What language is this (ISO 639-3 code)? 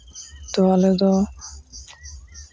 sat